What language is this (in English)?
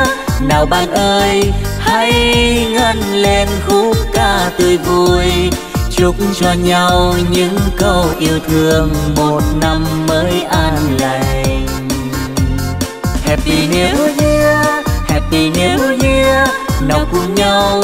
Vietnamese